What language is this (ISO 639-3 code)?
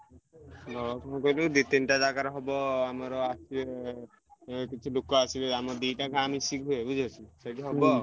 ori